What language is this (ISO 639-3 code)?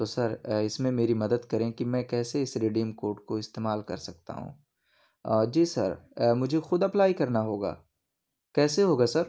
urd